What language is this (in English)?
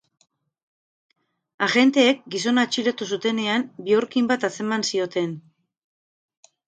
Basque